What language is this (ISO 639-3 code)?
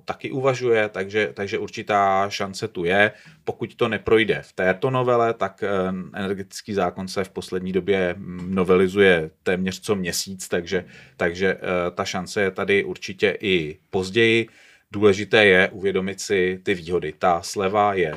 ces